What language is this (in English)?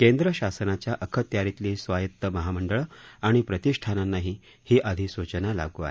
Marathi